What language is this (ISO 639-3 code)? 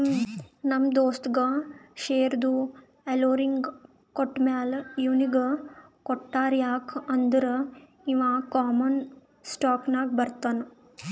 kan